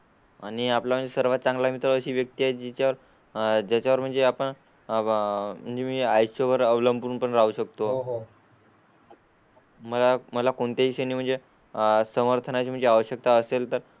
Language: Marathi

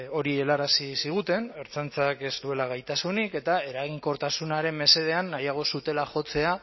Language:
Basque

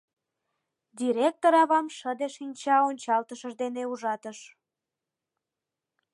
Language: Mari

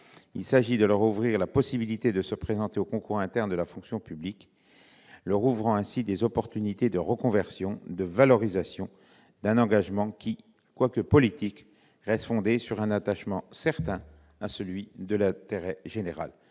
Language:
French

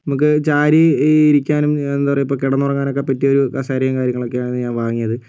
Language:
Malayalam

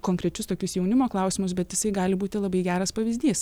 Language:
Lithuanian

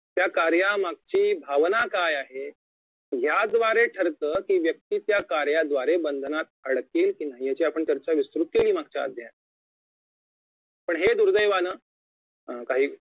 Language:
Marathi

